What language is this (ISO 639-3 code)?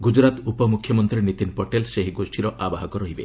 ori